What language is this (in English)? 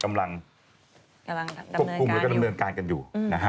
Thai